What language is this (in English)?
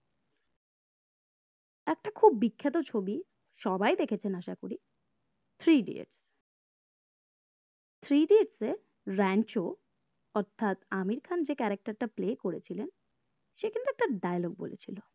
Bangla